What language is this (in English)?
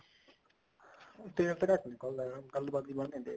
Punjabi